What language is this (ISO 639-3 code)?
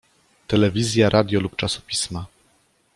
pol